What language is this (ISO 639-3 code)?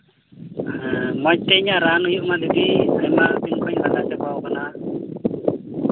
sat